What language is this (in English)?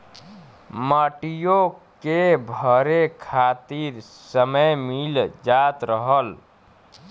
Bhojpuri